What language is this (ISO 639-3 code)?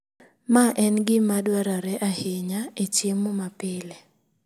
luo